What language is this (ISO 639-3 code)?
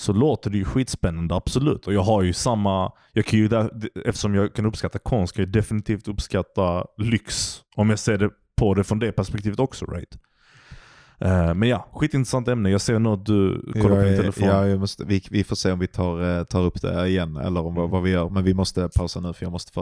swe